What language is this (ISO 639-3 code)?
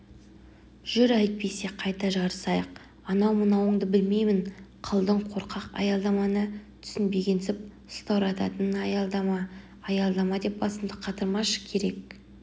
kaz